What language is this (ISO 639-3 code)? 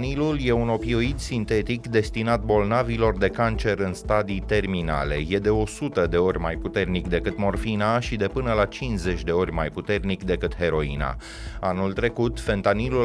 ron